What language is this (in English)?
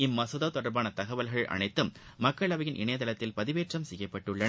Tamil